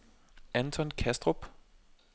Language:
Danish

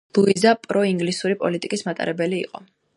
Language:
Georgian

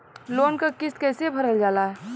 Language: Bhojpuri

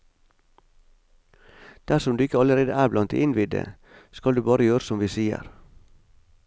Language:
Norwegian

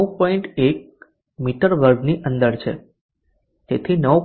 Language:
Gujarati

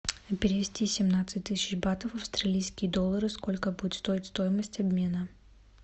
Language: Russian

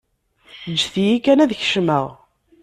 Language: Kabyle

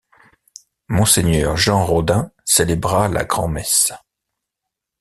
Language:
French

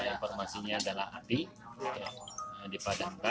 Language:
Indonesian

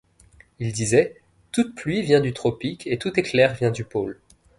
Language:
French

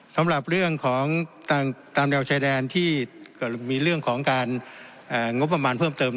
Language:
Thai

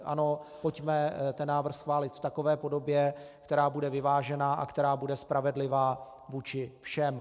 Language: Czech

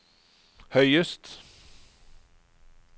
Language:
Norwegian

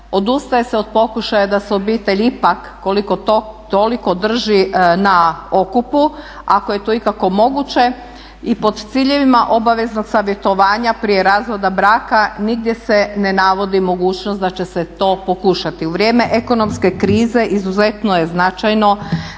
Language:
Croatian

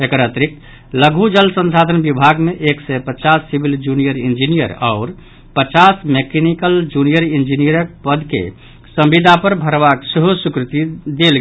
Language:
Maithili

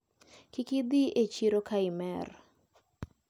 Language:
Luo (Kenya and Tanzania)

